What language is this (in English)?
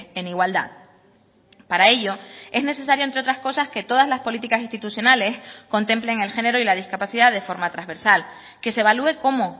Spanish